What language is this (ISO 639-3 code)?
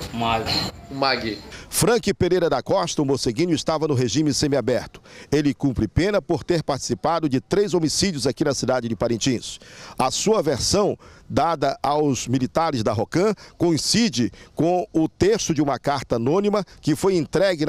por